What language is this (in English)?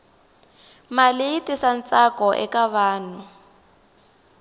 Tsonga